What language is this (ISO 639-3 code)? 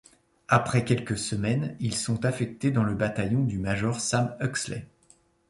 fra